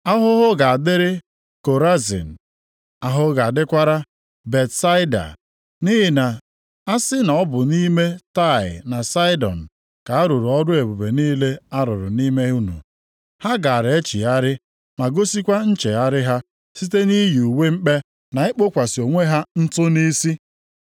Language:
Igbo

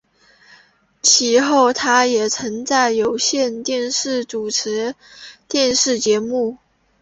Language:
Chinese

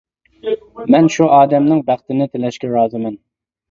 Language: Uyghur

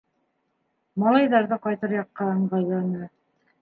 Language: Bashkir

